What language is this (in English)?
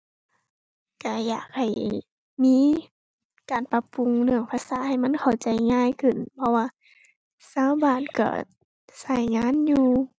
Thai